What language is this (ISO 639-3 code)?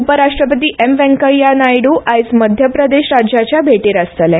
kok